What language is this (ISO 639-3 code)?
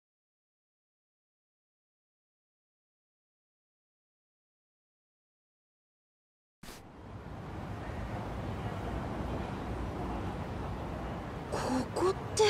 jpn